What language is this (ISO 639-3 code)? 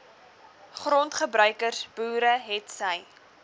afr